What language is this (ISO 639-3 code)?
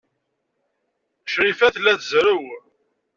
kab